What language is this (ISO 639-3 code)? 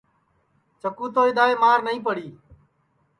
ssi